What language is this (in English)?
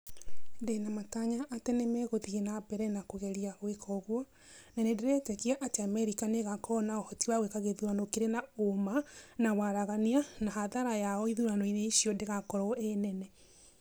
Kikuyu